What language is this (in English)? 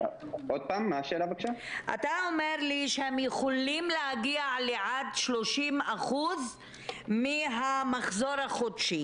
Hebrew